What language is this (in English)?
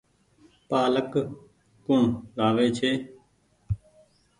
Goaria